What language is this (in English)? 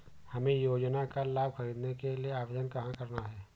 Hindi